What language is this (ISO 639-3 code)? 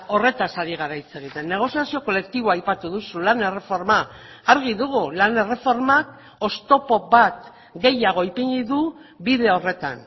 eus